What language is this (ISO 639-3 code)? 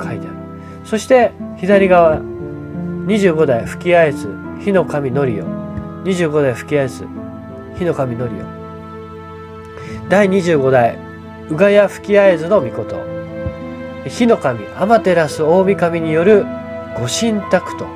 jpn